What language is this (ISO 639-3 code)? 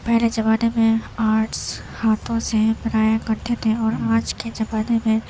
urd